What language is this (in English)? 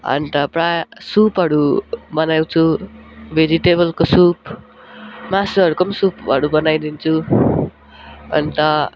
Nepali